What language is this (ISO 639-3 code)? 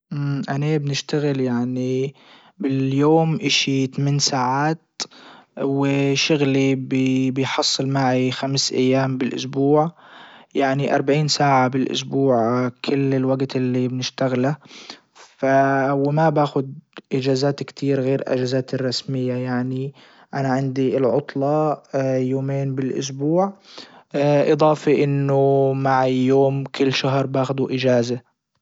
ayl